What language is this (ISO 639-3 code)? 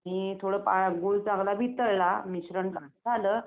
mar